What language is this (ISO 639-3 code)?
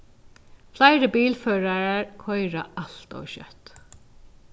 fao